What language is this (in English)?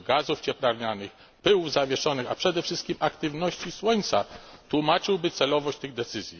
Polish